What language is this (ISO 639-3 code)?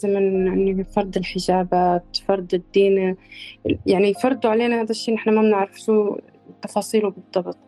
ara